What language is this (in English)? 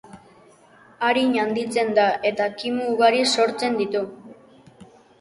Basque